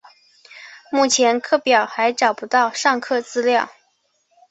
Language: Chinese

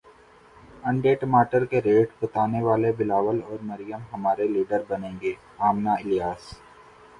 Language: Urdu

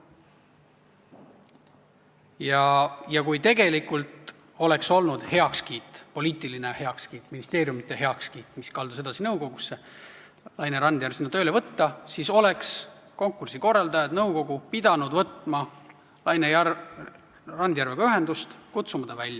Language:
Estonian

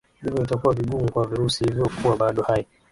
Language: Swahili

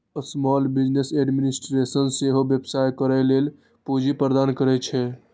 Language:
Maithili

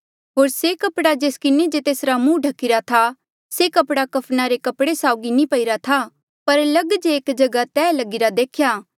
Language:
Mandeali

